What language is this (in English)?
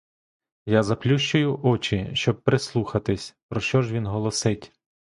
Ukrainian